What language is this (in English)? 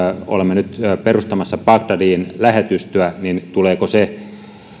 Finnish